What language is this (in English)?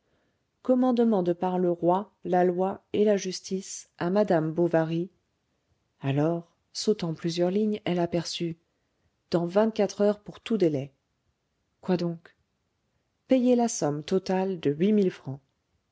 French